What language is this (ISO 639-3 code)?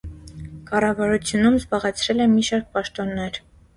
hye